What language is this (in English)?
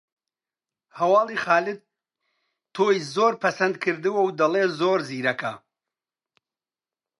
Central Kurdish